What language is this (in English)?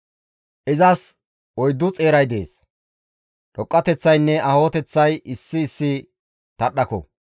Gamo